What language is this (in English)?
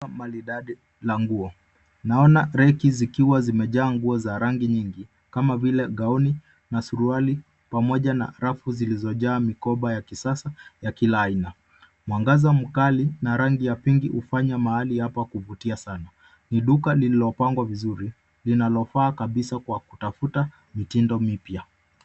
Swahili